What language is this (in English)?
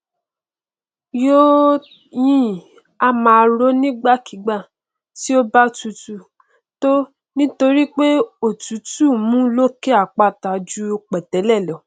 Yoruba